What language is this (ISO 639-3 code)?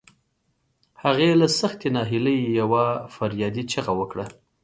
pus